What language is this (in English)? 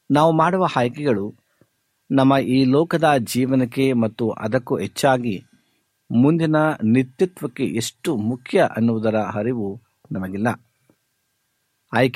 Kannada